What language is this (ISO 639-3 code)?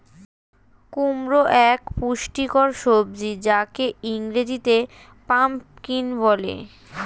ben